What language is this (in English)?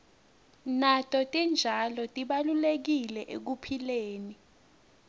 Swati